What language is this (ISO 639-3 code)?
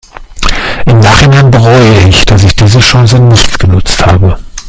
deu